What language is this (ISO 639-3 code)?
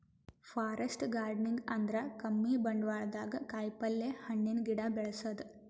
kan